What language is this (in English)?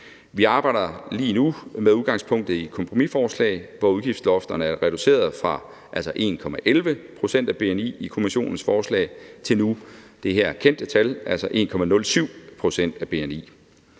Danish